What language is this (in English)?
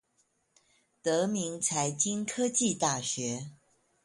Chinese